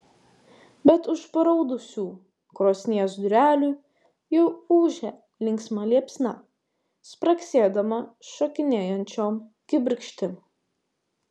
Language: Lithuanian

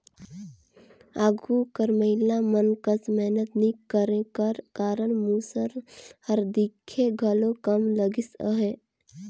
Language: Chhattisgarhi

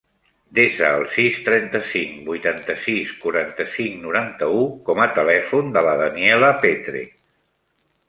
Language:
Catalan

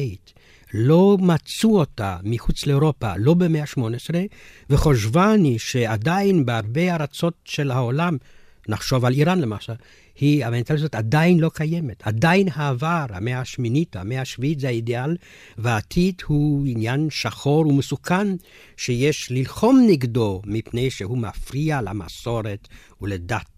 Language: Hebrew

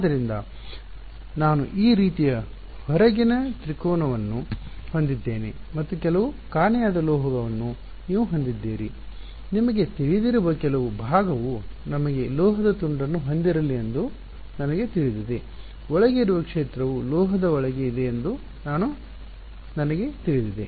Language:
Kannada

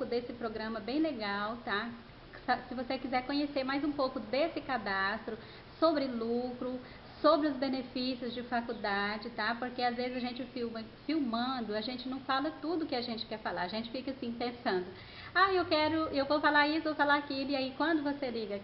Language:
Portuguese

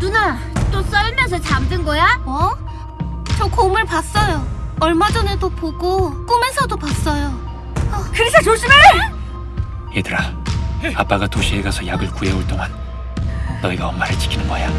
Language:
Korean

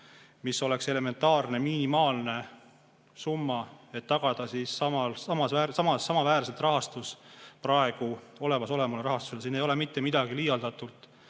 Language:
Estonian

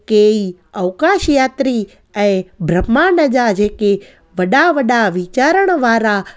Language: Sindhi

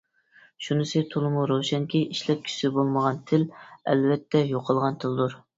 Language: Uyghur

